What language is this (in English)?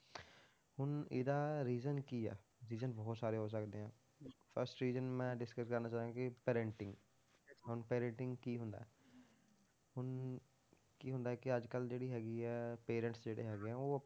Punjabi